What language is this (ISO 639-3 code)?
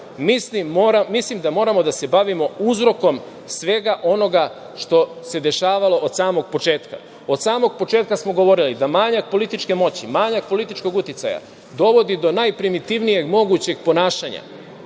srp